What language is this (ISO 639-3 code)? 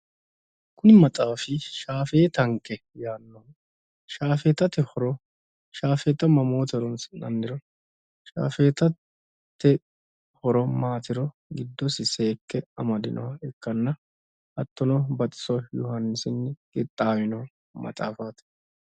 sid